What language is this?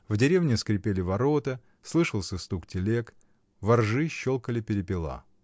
Russian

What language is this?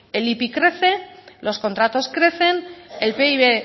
Spanish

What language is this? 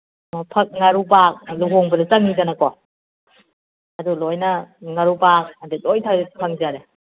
Manipuri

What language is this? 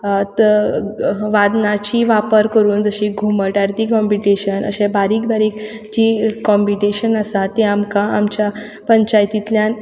Konkani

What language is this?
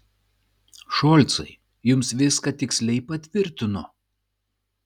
Lithuanian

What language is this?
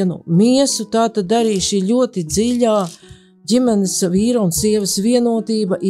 Latvian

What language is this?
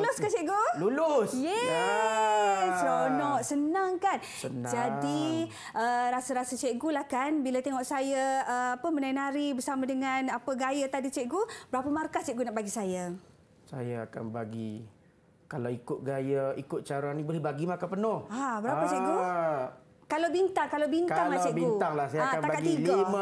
Malay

